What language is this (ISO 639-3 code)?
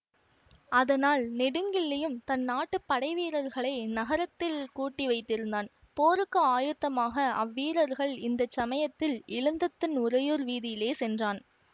tam